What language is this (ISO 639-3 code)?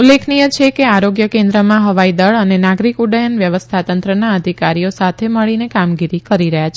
guj